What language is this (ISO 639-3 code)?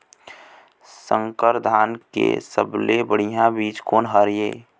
hne